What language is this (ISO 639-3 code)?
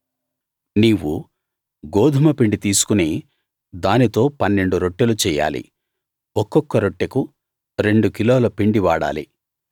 tel